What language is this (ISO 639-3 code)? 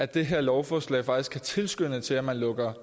dan